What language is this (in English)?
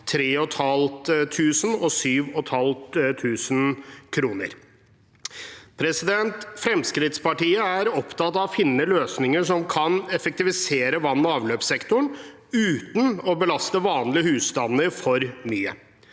Norwegian